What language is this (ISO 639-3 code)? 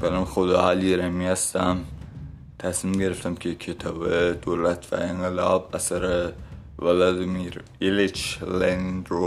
fas